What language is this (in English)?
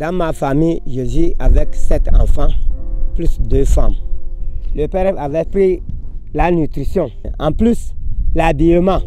French